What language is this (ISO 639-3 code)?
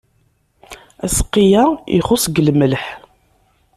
kab